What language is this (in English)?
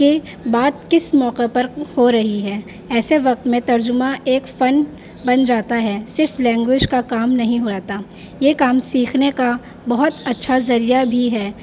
Urdu